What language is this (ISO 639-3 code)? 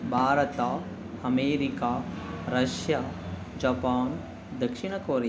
kan